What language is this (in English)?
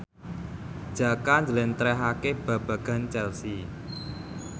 Javanese